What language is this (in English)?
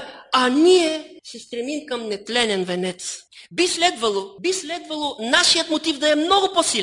Bulgarian